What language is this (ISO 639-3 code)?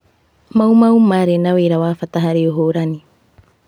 kik